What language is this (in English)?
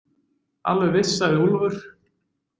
Icelandic